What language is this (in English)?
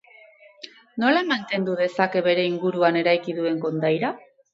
Basque